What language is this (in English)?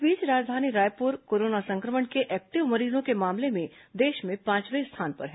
Hindi